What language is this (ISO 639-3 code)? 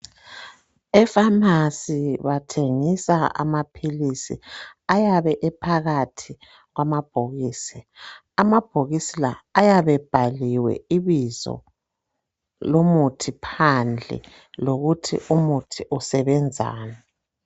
nde